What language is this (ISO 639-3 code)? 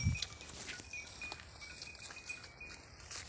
kan